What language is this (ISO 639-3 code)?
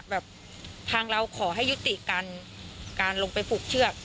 tha